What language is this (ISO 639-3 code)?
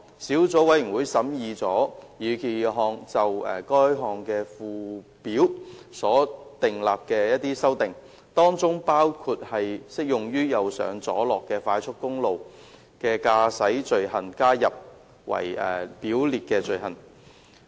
yue